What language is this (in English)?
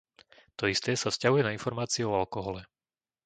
Slovak